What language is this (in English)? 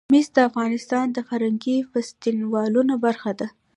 Pashto